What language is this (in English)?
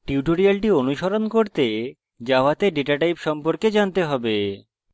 Bangla